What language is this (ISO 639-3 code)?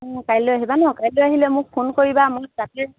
asm